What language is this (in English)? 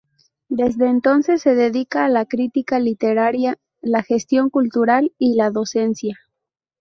Spanish